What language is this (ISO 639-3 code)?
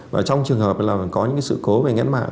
vie